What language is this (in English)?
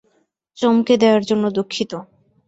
Bangla